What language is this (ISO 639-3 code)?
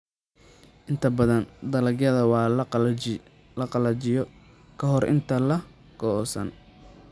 som